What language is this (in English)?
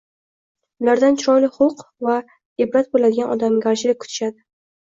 Uzbek